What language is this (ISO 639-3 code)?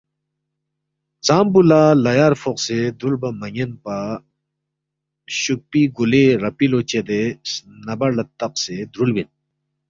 bft